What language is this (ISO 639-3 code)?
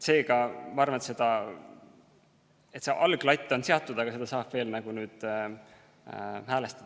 est